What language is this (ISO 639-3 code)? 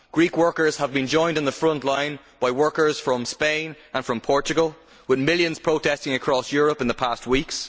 eng